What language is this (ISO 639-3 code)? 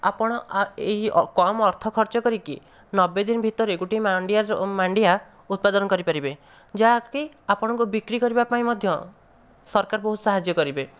ori